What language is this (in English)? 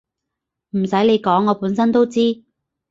Cantonese